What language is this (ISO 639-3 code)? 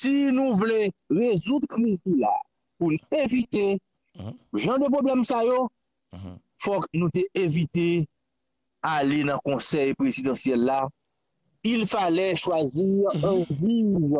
fra